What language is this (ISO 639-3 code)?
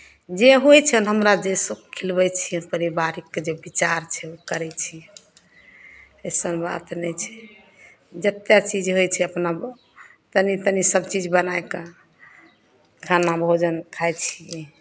mai